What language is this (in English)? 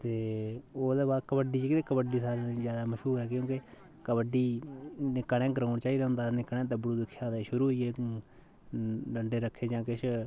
Dogri